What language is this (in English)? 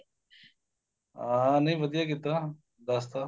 Punjabi